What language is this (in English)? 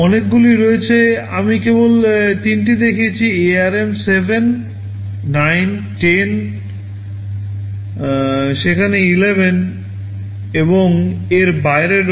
Bangla